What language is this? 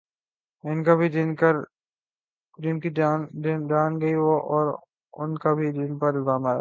Urdu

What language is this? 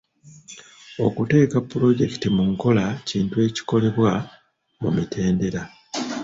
Ganda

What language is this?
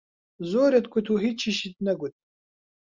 Central Kurdish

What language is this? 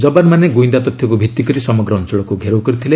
Odia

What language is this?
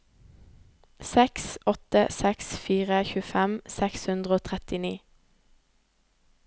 Norwegian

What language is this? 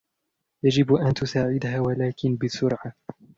Arabic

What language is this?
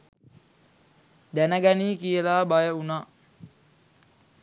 Sinhala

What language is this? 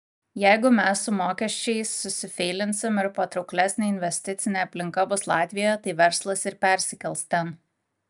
Lithuanian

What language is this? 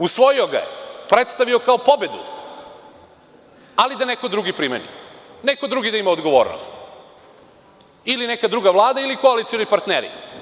Serbian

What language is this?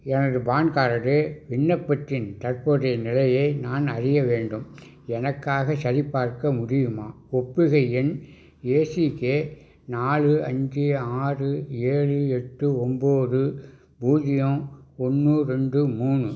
Tamil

